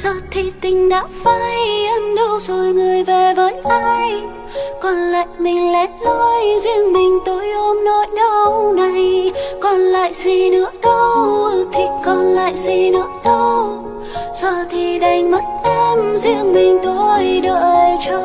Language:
Vietnamese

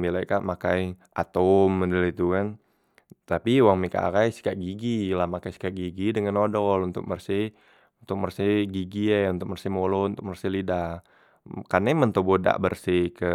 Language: Musi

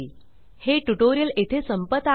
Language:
Marathi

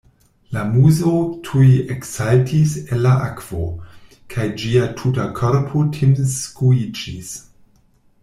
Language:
Esperanto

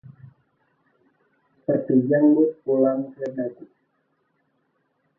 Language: Indonesian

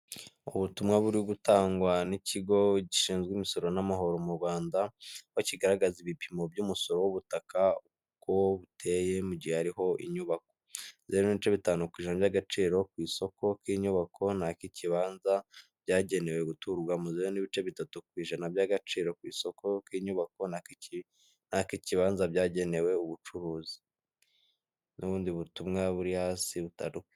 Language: Kinyarwanda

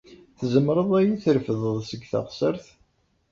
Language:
Kabyle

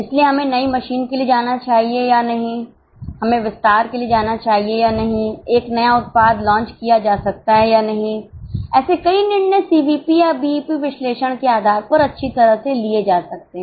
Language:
Hindi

